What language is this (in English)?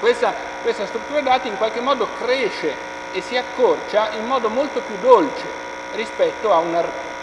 Italian